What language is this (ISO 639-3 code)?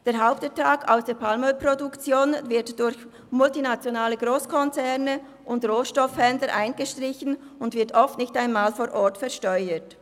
gsw